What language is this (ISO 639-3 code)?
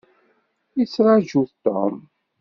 kab